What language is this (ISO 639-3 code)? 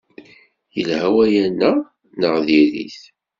kab